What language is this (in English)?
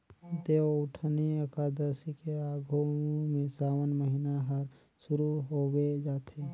Chhattisgarhi